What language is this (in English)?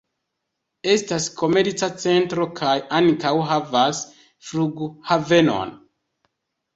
Esperanto